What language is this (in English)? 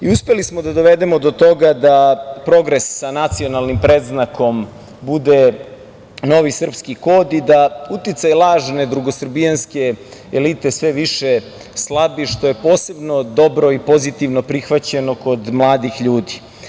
Serbian